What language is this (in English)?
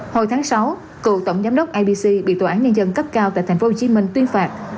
Vietnamese